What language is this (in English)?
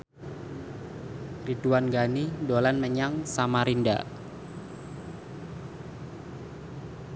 Javanese